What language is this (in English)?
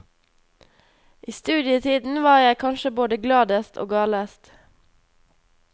Norwegian